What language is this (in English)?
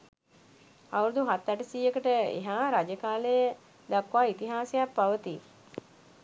Sinhala